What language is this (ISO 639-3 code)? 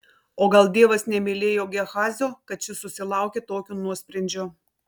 lit